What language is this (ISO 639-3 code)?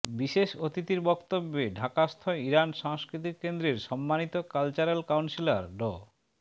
ben